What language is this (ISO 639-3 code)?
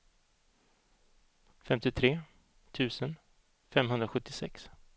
swe